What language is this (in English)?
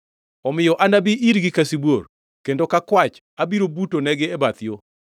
Luo (Kenya and Tanzania)